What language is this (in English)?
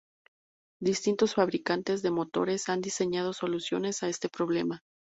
Spanish